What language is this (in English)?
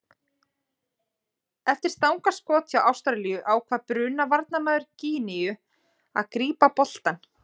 Icelandic